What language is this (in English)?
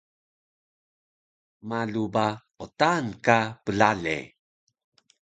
Taroko